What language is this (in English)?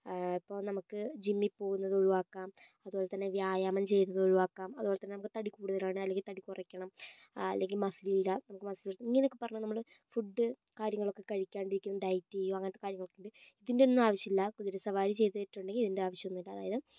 Malayalam